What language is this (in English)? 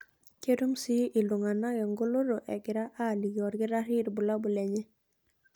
Masai